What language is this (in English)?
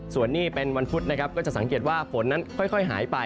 Thai